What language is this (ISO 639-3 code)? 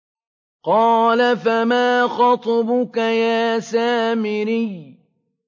ara